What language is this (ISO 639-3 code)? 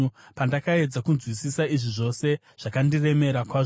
sna